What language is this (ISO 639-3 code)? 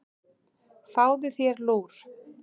isl